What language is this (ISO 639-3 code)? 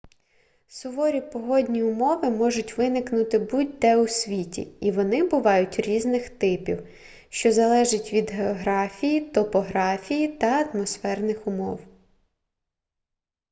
ukr